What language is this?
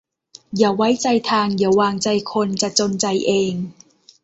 Thai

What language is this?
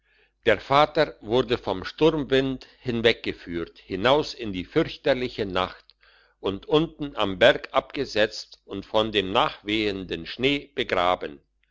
German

